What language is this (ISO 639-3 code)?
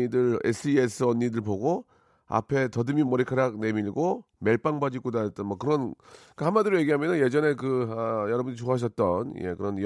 kor